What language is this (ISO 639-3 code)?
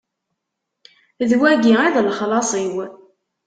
kab